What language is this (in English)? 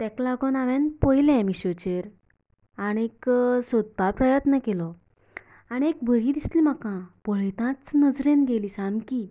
Konkani